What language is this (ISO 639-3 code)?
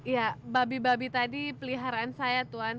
ind